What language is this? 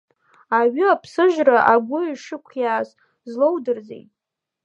Abkhazian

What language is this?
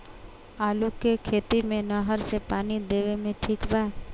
Bhojpuri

